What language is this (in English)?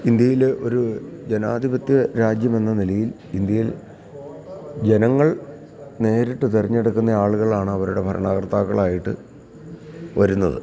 Malayalam